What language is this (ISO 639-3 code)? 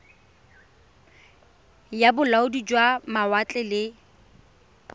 tsn